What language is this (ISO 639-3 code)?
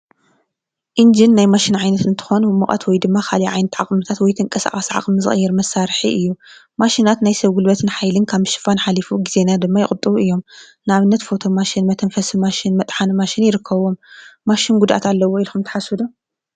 tir